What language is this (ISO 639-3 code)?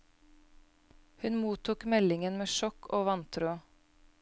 nor